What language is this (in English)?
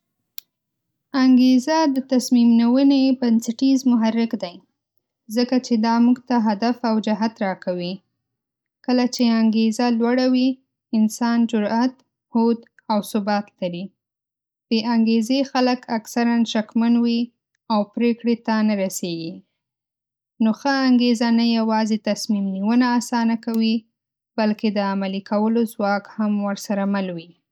Pashto